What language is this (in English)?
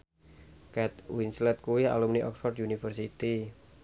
Javanese